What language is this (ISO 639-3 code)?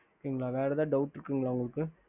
tam